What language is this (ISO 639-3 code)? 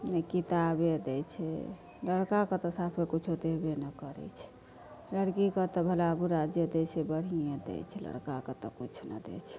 mai